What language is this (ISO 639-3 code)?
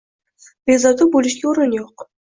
uzb